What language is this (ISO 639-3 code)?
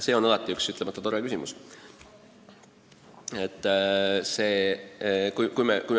est